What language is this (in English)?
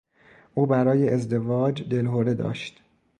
Persian